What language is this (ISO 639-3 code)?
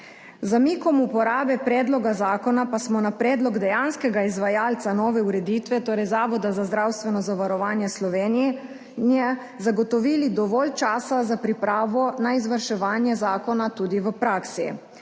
slv